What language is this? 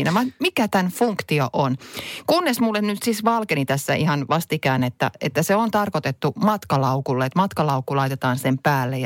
Finnish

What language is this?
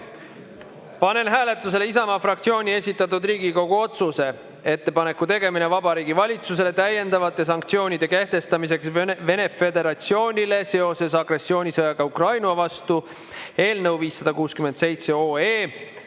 Estonian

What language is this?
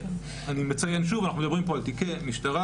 Hebrew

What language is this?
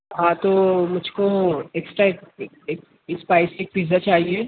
Urdu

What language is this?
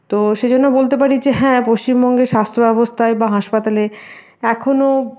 Bangla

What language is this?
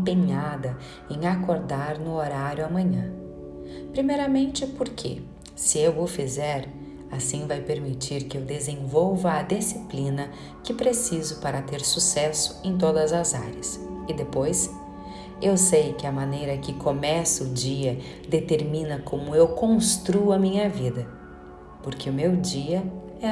Portuguese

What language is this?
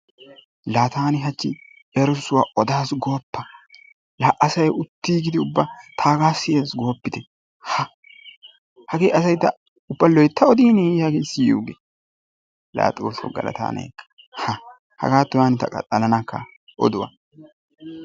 Wolaytta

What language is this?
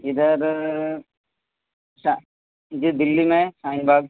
Urdu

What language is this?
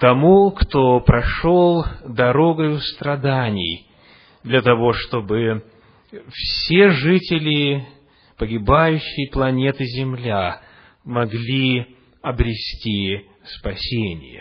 Russian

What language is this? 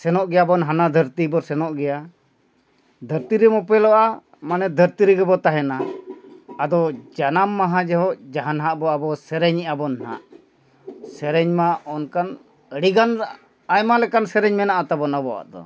Santali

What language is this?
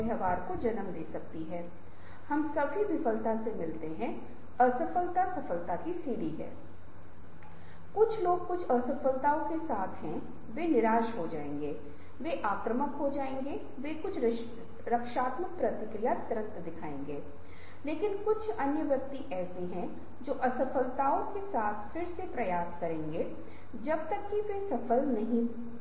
Hindi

